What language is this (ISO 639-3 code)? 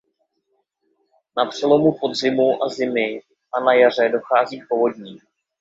ces